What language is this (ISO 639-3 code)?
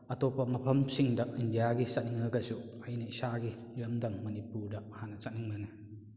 mni